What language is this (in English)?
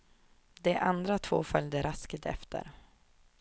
Swedish